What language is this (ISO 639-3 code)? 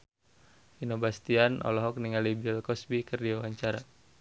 sun